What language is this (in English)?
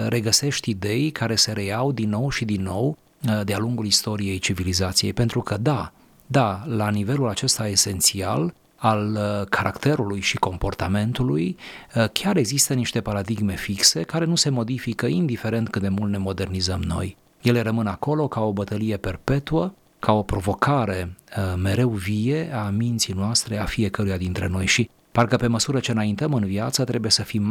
Romanian